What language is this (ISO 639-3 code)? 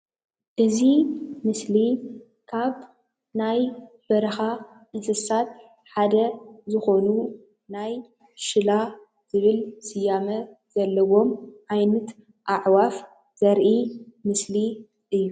tir